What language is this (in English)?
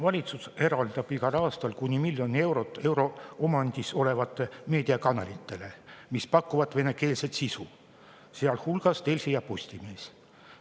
Estonian